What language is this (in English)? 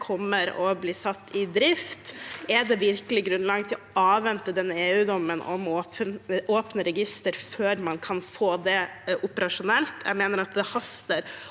Norwegian